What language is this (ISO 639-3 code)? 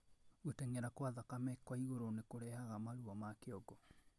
kik